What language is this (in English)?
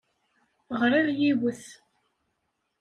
Kabyle